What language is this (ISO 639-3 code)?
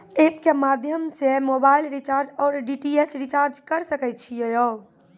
mai